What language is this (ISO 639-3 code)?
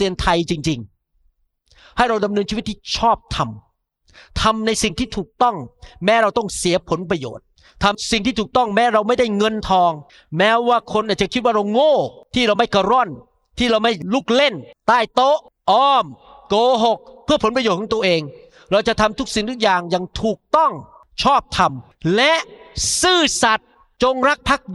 tha